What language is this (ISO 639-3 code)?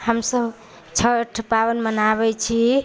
mai